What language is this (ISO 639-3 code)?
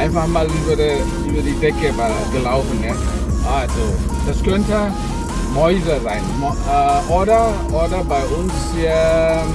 deu